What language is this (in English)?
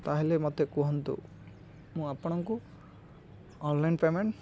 Odia